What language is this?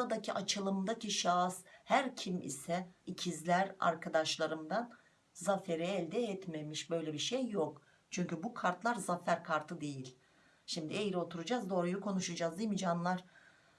Turkish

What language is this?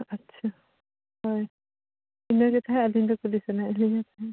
Santali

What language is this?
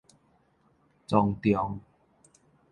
Min Nan Chinese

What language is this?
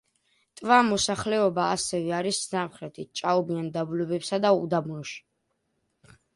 Georgian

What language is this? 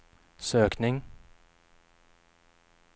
Swedish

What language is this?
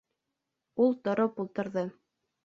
Bashkir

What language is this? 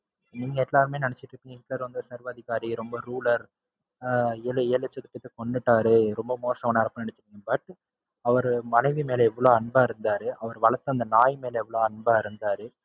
Tamil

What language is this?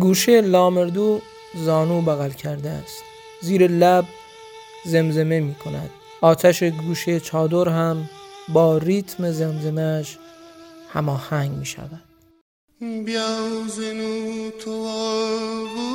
Persian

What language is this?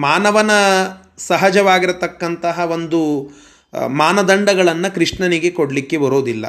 Kannada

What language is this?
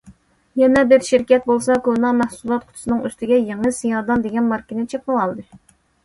Uyghur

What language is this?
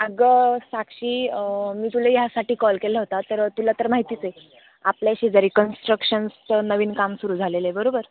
Marathi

